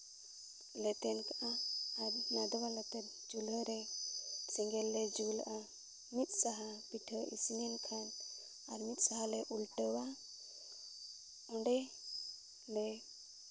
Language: Santali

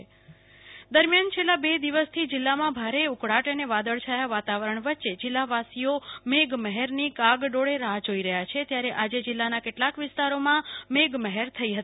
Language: Gujarati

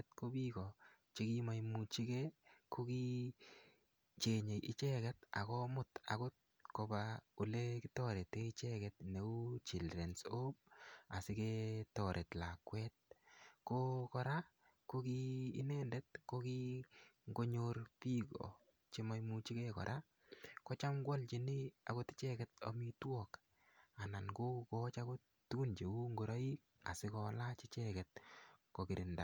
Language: Kalenjin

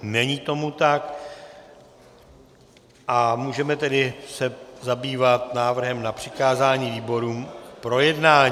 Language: Czech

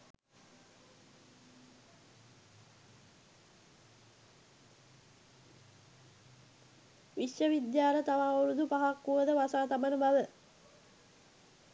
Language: Sinhala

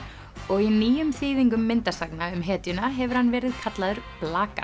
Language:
Icelandic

